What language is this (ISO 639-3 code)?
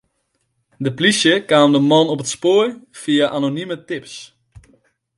fry